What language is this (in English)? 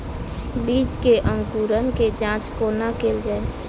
Maithili